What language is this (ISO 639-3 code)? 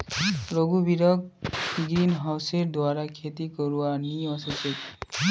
mag